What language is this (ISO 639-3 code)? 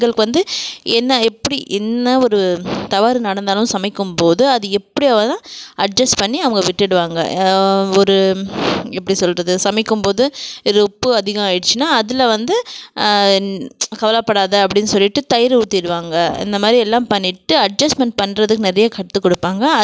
tam